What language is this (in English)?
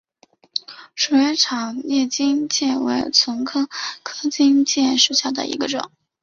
Chinese